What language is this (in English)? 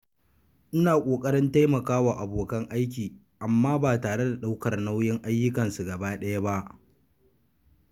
Hausa